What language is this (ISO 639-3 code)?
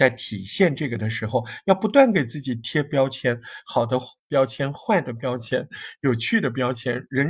zho